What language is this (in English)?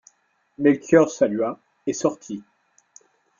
French